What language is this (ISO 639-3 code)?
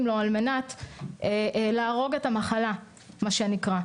heb